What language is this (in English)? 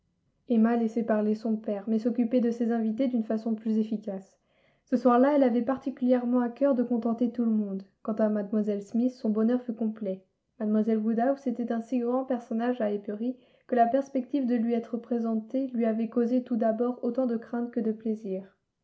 French